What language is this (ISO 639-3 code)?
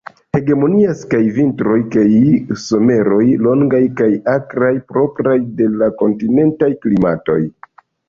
epo